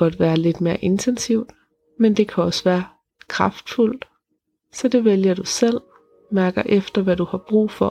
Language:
Danish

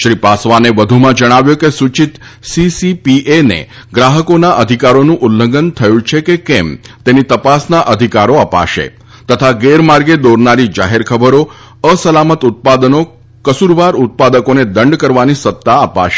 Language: Gujarati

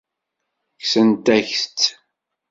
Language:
Kabyle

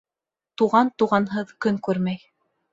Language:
Bashkir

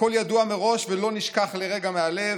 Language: Hebrew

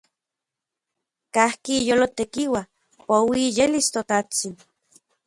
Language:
Central Puebla Nahuatl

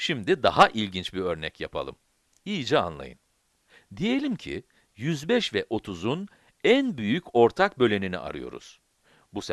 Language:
Turkish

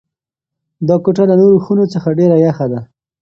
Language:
Pashto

